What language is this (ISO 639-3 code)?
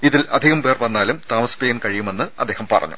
mal